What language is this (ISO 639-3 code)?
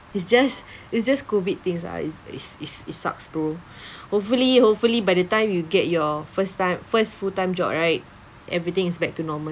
eng